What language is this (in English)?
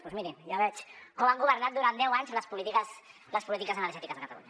Catalan